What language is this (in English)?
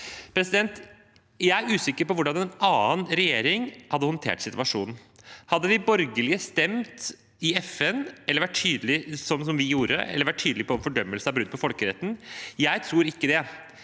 Norwegian